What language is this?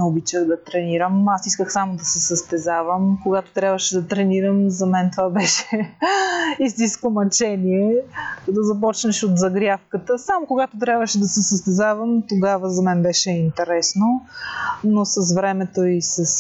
Bulgarian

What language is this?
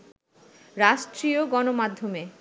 Bangla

